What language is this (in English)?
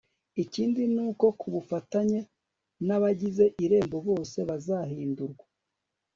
Kinyarwanda